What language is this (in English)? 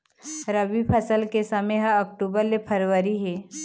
Chhattisgarhi